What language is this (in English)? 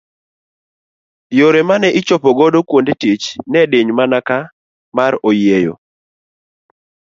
Luo (Kenya and Tanzania)